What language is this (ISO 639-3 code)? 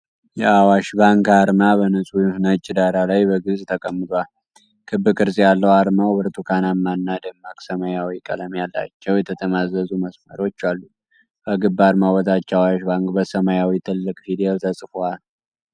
amh